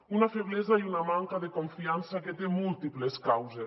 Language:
Catalan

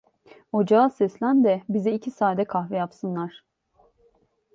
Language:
Turkish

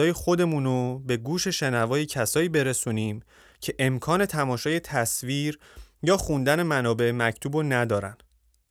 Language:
Persian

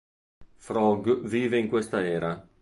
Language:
Italian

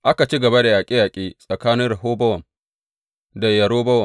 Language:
Hausa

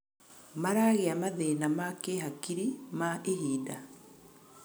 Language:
Kikuyu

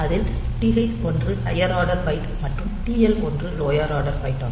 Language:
Tamil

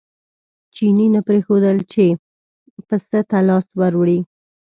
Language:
Pashto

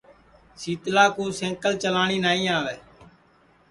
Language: Sansi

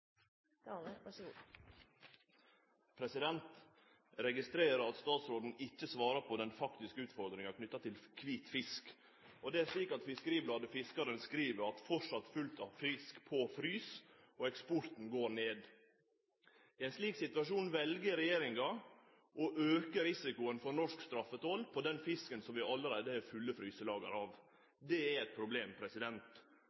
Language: Norwegian Nynorsk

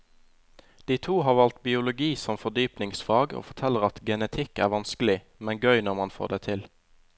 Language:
Norwegian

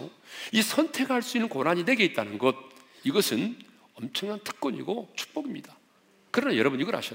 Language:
Korean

